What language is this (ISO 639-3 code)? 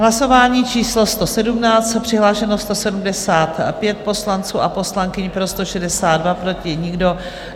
ces